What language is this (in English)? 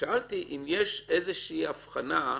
Hebrew